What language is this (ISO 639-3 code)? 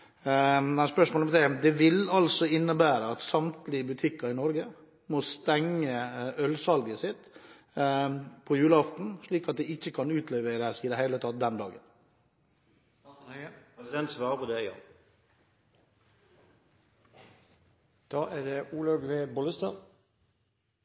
nor